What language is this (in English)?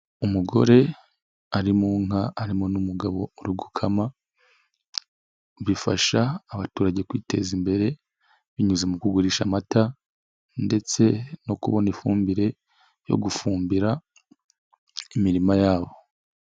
Kinyarwanda